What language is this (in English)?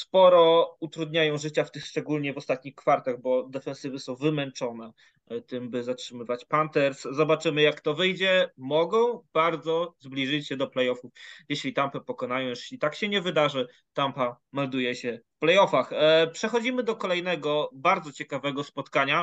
Polish